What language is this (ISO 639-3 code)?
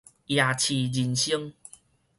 nan